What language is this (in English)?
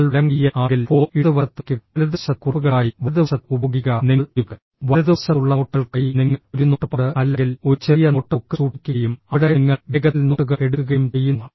Malayalam